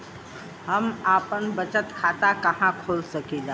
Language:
Bhojpuri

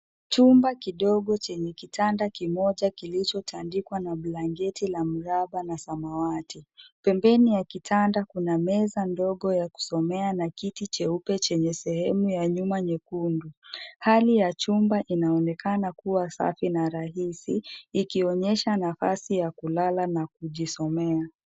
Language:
Swahili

